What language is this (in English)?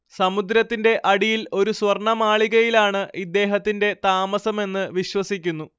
Malayalam